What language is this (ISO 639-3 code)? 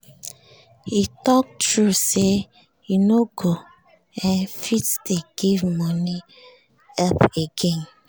pcm